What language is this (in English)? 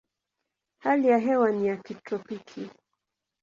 Swahili